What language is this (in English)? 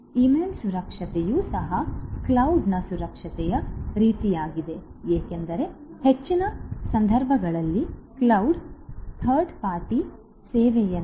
Kannada